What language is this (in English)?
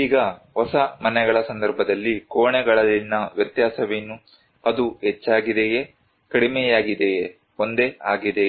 Kannada